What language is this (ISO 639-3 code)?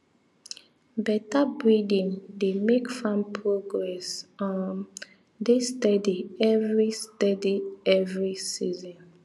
pcm